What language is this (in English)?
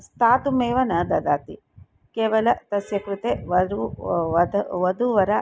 Sanskrit